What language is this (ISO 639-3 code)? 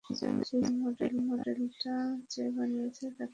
ben